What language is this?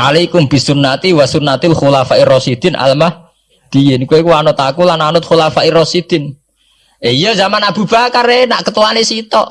Indonesian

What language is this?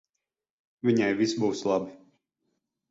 Latvian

